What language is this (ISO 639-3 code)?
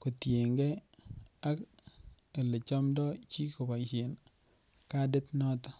kln